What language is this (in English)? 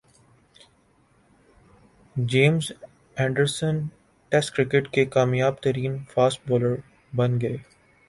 Urdu